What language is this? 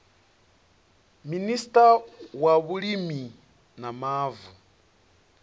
Venda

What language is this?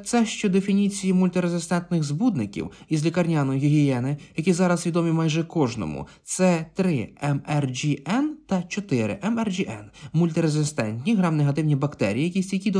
Ukrainian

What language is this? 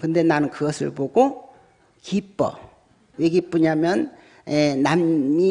Korean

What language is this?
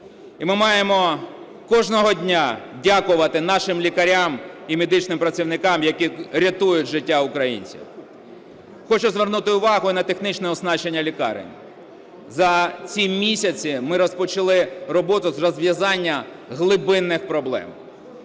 Ukrainian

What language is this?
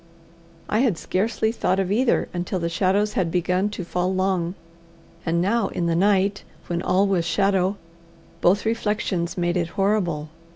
English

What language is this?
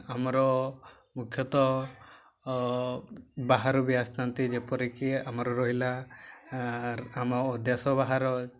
Odia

